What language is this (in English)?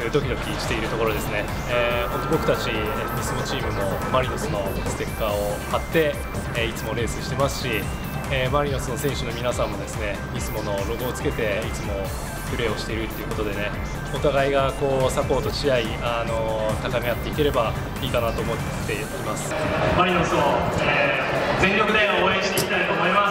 Japanese